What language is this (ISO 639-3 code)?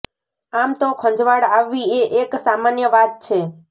guj